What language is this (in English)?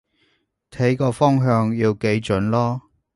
Cantonese